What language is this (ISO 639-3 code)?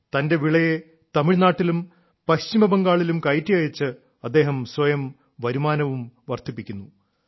mal